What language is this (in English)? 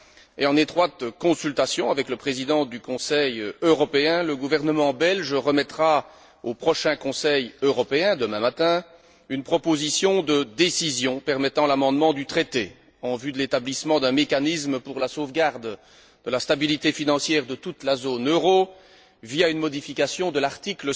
French